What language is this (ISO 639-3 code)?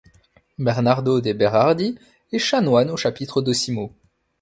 fra